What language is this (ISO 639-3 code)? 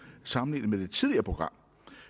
dan